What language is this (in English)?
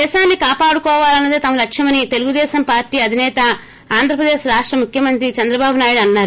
Telugu